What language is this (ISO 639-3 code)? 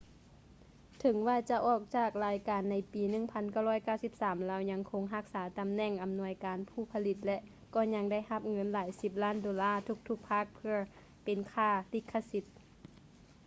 lao